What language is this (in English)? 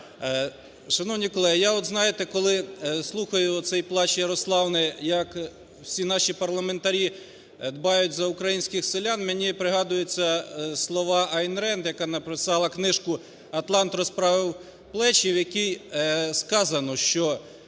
Ukrainian